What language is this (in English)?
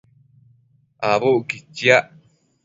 Matsés